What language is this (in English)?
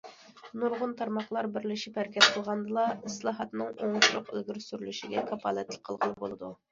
Uyghur